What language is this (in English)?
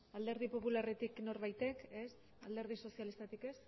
Basque